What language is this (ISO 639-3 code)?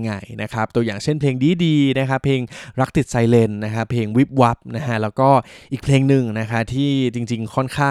tha